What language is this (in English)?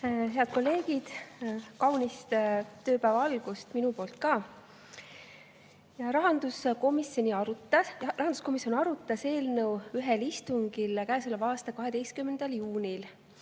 Estonian